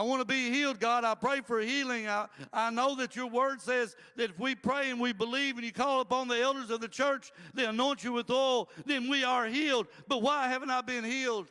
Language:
English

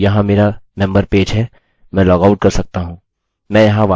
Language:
Hindi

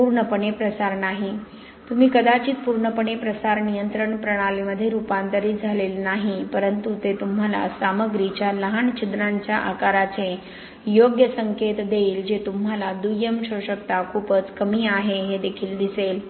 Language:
Marathi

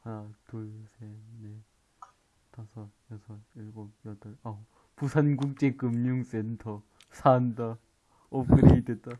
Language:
Korean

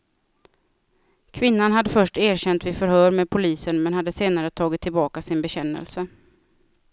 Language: Swedish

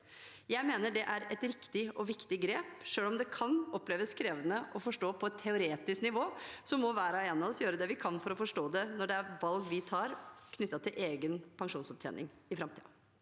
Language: Norwegian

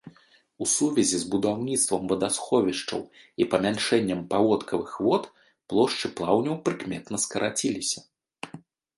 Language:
Belarusian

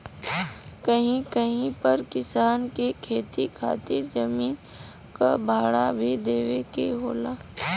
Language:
Bhojpuri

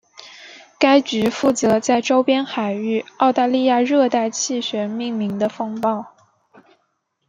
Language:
Chinese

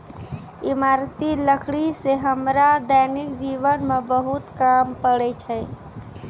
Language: Maithili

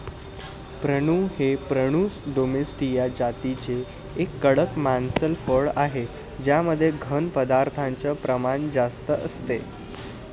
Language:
Marathi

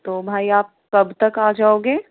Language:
Urdu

